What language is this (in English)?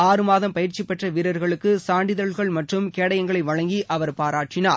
Tamil